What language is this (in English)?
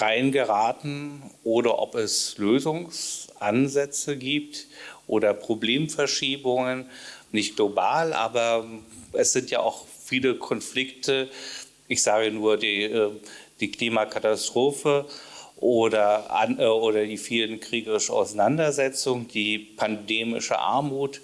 German